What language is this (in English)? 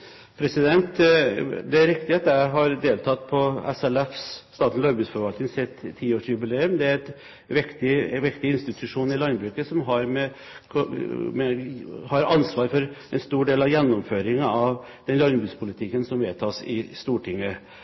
Norwegian Bokmål